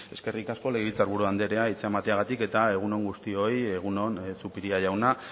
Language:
Basque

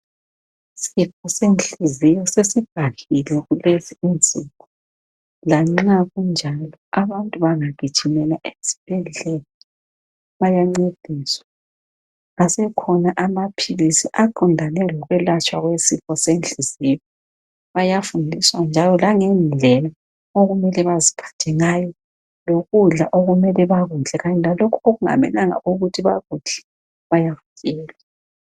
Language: North Ndebele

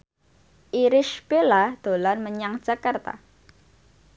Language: Javanese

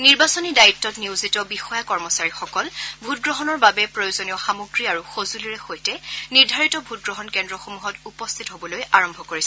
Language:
Assamese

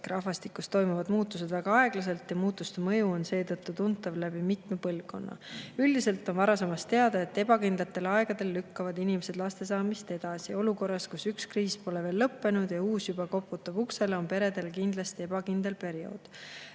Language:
Estonian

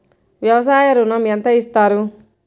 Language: Telugu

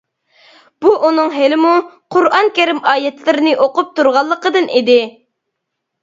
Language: Uyghur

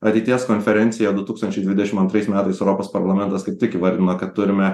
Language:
Lithuanian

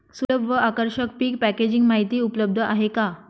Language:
Marathi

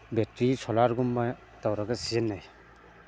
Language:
Manipuri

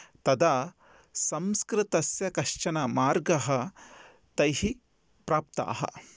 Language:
Sanskrit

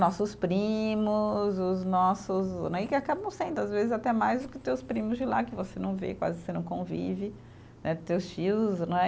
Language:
Portuguese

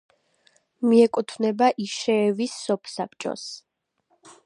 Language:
Georgian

